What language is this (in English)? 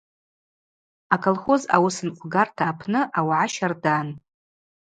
Abaza